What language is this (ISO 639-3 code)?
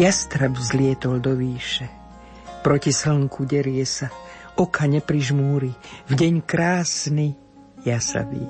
slk